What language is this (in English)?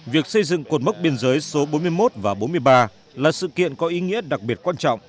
Vietnamese